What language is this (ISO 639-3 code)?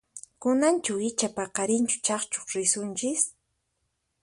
qxp